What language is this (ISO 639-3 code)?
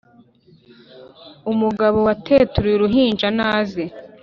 kin